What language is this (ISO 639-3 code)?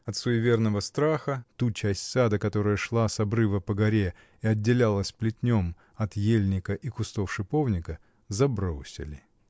rus